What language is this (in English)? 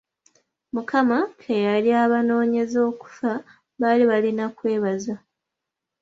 Ganda